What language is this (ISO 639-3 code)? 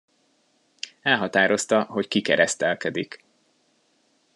hun